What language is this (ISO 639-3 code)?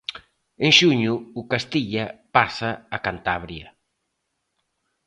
glg